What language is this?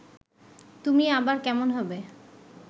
Bangla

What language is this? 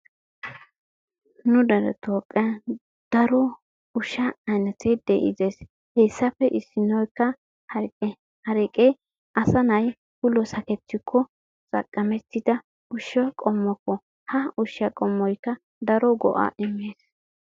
Wolaytta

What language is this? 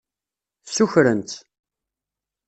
Kabyle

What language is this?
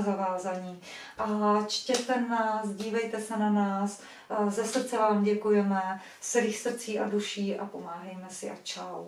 Czech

